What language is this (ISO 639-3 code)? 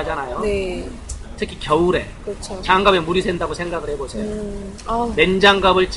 kor